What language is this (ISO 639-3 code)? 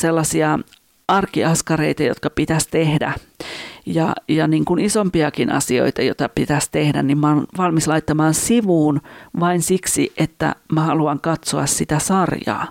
fin